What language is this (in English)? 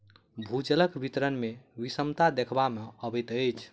Maithili